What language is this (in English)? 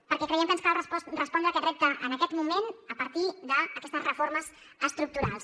Catalan